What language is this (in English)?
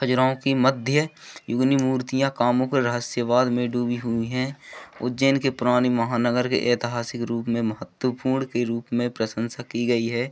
Hindi